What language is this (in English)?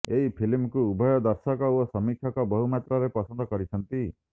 Odia